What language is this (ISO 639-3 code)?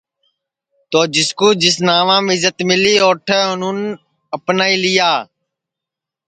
ssi